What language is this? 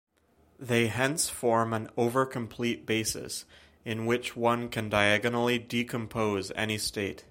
English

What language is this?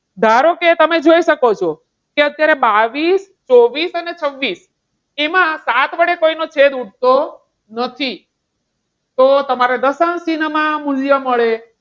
Gujarati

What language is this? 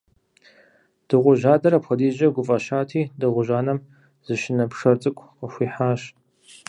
Kabardian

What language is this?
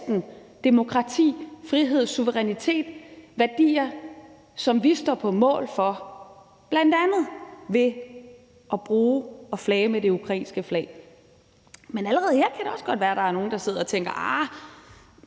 Danish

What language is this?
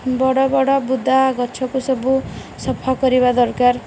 Odia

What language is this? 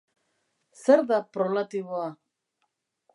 Basque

